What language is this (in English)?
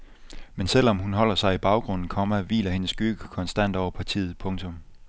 Danish